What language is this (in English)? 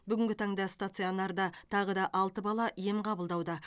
Kazakh